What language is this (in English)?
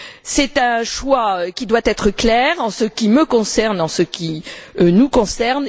French